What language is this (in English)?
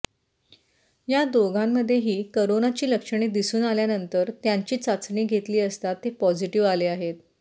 Marathi